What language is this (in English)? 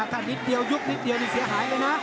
Thai